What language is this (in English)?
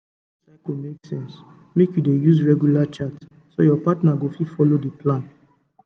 Nigerian Pidgin